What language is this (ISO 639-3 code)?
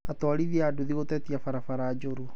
kik